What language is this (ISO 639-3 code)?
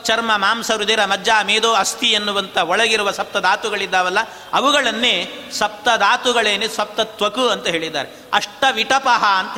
kan